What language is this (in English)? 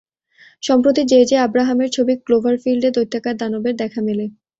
Bangla